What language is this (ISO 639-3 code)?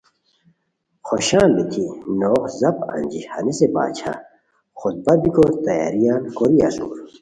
khw